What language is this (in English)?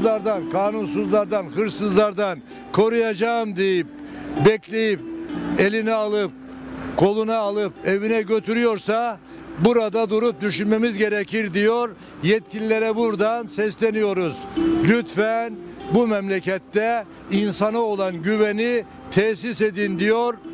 Turkish